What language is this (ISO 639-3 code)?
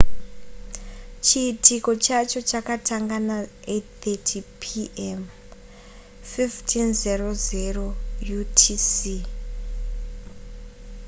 sna